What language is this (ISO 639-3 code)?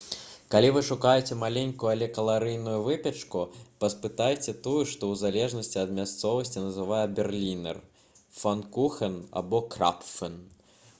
bel